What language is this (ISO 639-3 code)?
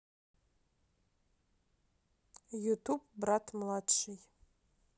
rus